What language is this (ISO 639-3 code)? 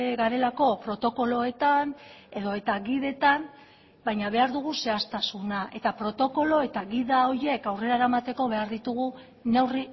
eus